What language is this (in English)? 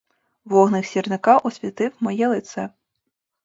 Ukrainian